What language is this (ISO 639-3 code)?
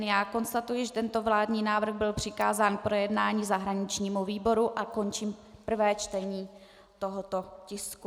ces